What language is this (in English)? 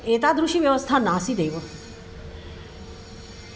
Sanskrit